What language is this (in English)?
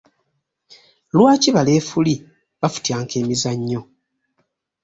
Ganda